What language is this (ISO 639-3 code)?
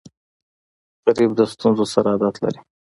pus